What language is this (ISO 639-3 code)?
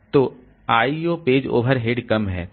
hin